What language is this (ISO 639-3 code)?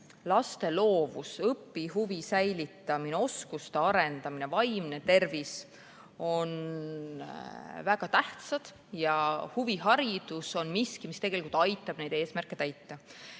est